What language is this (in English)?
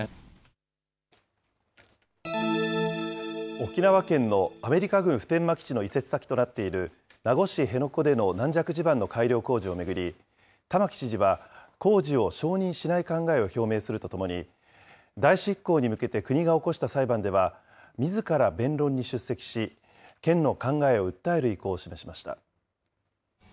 Japanese